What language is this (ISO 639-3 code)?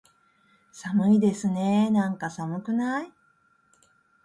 jpn